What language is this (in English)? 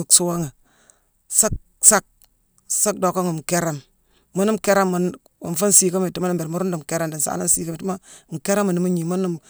Mansoanka